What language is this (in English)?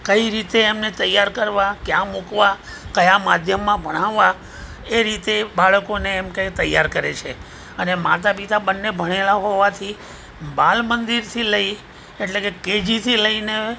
Gujarati